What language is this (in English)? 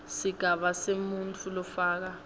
Swati